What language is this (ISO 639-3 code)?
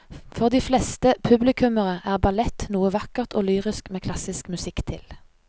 nor